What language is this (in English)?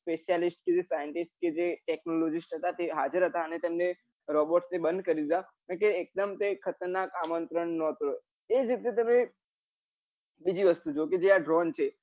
Gujarati